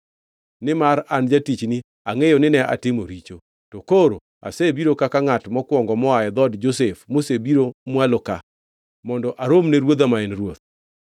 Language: Luo (Kenya and Tanzania)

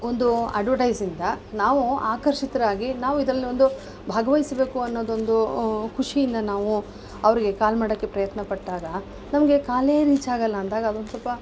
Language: Kannada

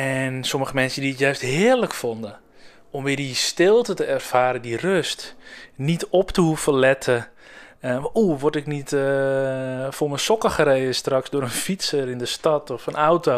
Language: Dutch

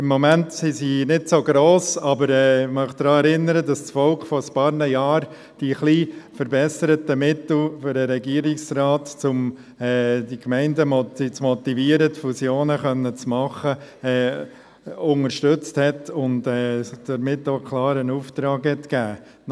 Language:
Swiss German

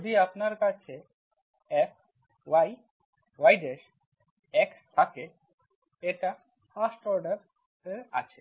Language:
Bangla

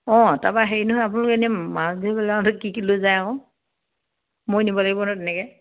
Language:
Assamese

